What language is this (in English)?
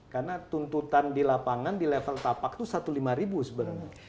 Indonesian